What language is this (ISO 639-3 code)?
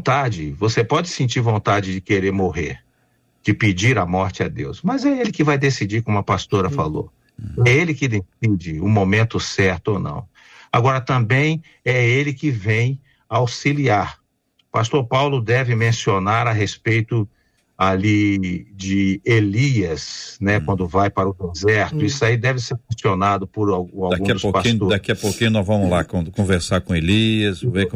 por